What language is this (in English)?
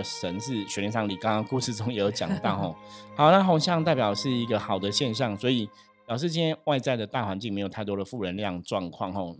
Chinese